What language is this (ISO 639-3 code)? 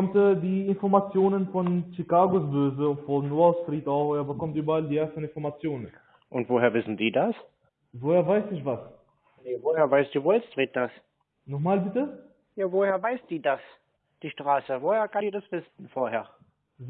deu